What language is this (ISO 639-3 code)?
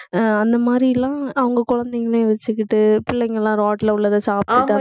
tam